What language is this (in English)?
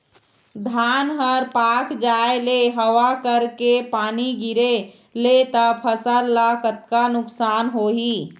Chhattisgarhi